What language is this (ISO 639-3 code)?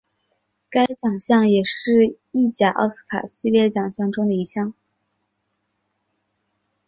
zho